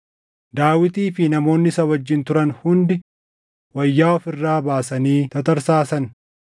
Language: Oromo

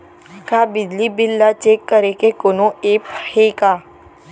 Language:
Chhattisgarhi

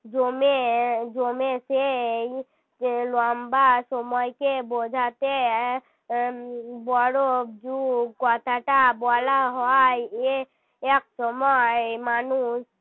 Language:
Bangla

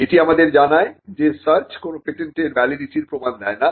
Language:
Bangla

